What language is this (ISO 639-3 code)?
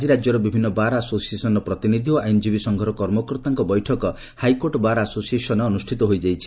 ori